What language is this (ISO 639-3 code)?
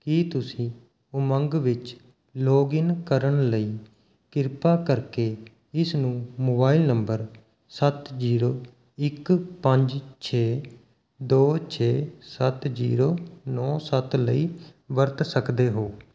pan